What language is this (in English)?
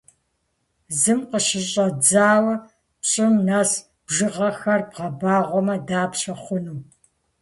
Kabardian